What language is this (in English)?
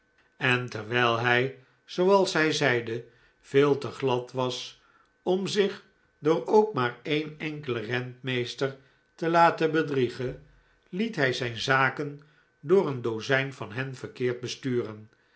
Dutch